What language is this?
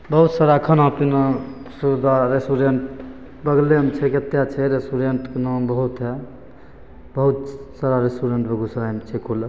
Maithili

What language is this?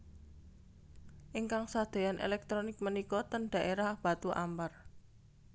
Javanese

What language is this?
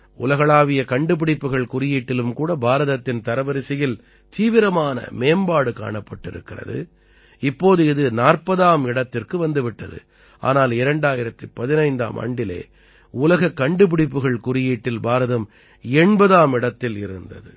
Tamil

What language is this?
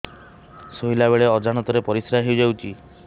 Odia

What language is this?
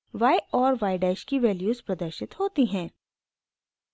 Hindi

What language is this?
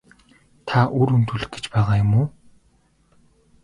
Mongolian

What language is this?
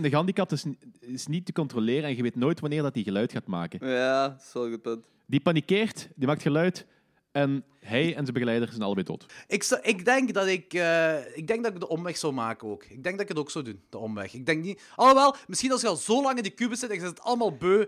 Dutch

